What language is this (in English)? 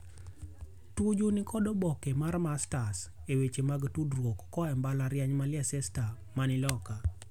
Luo (Kenya and Tanzania)